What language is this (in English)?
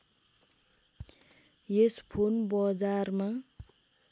Nepali